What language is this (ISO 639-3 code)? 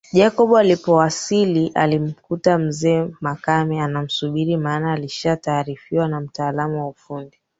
swa